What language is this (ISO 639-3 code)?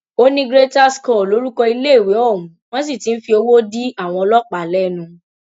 yor